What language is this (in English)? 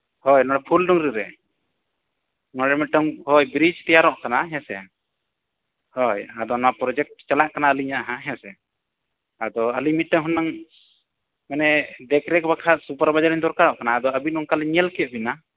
Santali